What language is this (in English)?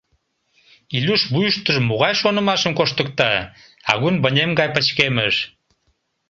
Mari